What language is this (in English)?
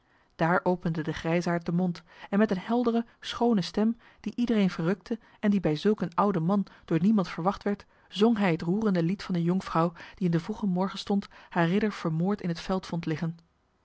Dutch